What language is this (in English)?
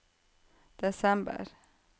Norwegian